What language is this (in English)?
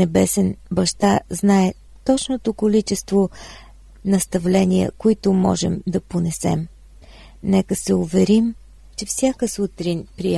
Bulgarian